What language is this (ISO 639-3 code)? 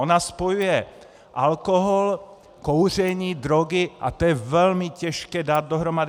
ces